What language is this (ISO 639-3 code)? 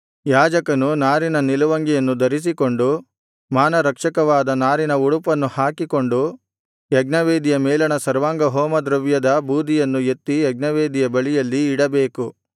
kan